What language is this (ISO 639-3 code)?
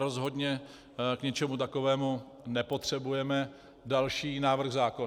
ces